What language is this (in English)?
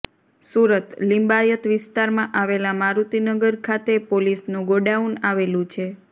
Gujarati